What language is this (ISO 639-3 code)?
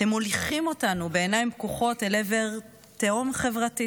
heb